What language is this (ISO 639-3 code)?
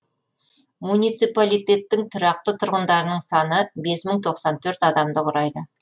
kaz